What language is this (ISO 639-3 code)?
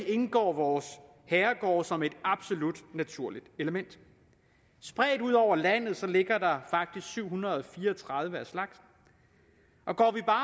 dan